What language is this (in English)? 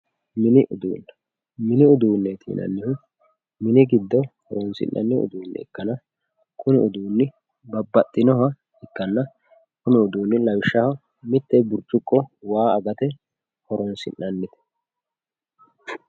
Sidamo